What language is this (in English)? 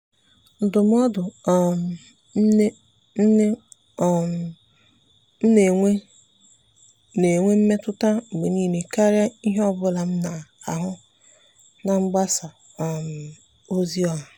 Igbo